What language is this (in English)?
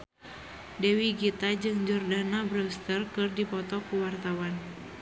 Sundanese